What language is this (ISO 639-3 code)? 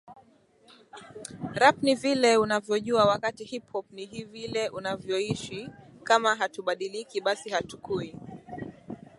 swa